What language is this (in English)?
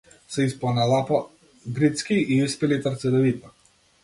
Macedonian